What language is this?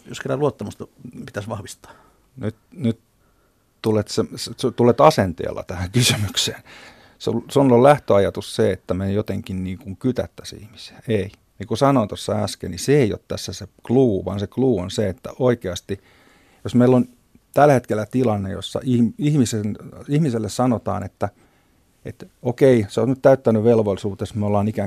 Finnish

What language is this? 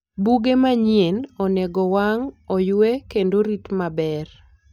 Luo (Kenya and Tanzania)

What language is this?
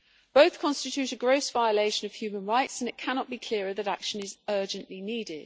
English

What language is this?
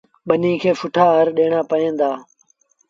Sindhi Bhil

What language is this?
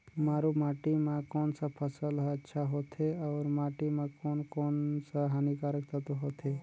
Chhattisgarhi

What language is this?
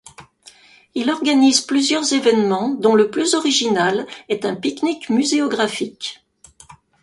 French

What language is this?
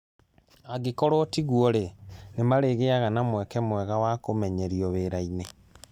Kikuyu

